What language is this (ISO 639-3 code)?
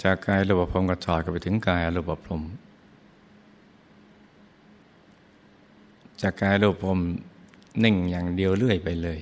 tha